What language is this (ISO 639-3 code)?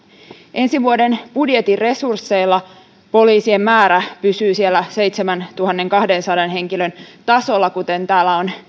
fin